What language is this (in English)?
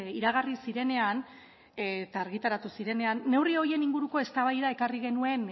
Basque